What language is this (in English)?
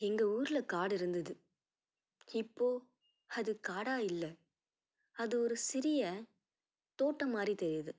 Tamil